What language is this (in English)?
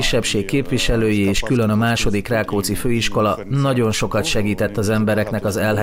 Hungarian